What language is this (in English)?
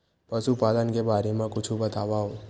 Chhattisgarhi